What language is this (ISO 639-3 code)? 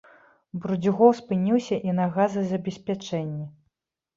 bel